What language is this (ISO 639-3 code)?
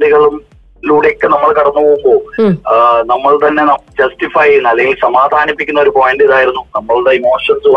mal